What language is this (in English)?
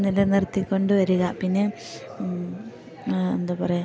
Malayalam